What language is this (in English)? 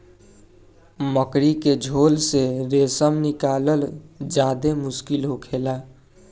Bhojpuri